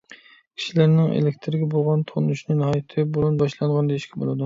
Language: Uyghur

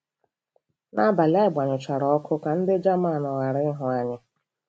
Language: Igbo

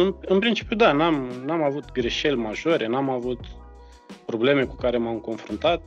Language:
Romanian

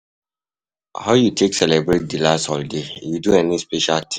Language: Nigerian Pidgin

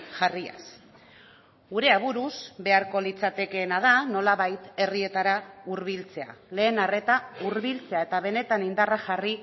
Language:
Basque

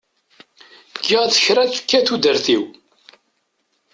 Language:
Kabyle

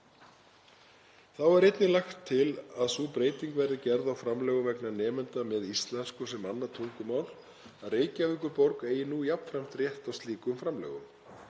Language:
Icelandic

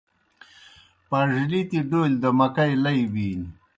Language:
Kohistani Shina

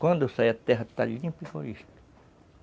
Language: Portuguese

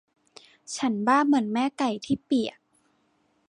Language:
Thai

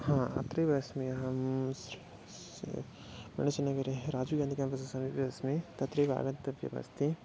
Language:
Sanskrit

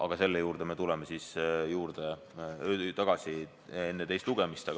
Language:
Estonian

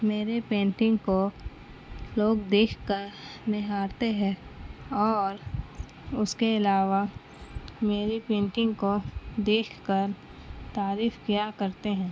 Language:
Urdu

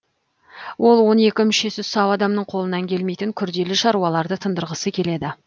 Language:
Kazakh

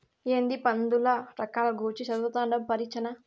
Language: Telugu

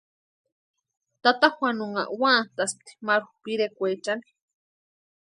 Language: Western Highland Purepecha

